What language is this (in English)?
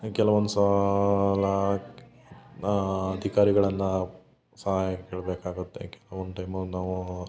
Kannada